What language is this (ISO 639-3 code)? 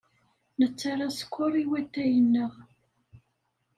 kab